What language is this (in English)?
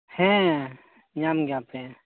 Santali